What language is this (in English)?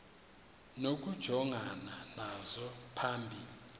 Xhosa